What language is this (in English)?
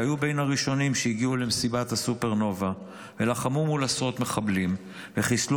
Hebrew